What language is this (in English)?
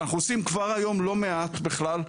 Hebrew